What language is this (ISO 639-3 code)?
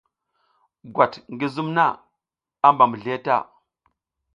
giz